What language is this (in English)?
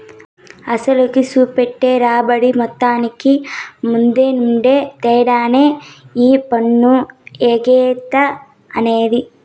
Telugu